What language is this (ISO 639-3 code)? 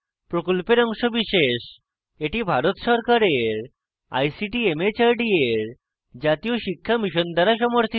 ben